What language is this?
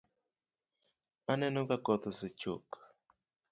Luo (Kenya and Tanzania)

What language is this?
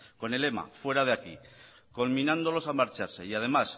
Spanish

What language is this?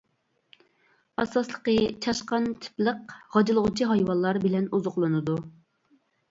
Uyghur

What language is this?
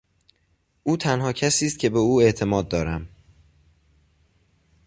Persian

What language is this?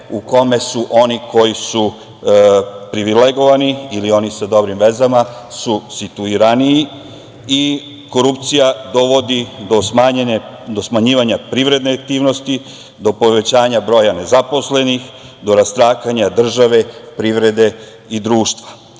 Serbian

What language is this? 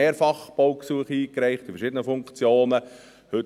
Swiss German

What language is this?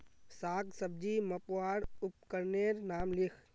Magahi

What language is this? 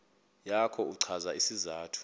Xhosa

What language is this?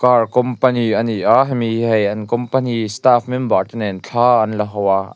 Mizo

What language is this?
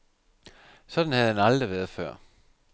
Danish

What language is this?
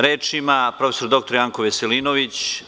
Serbian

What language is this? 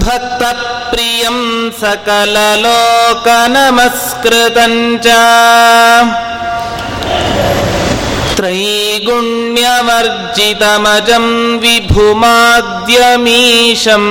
Kannada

